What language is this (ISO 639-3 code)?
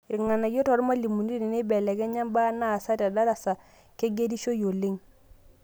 mas